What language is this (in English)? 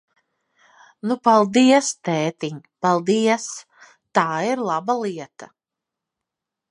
Latvian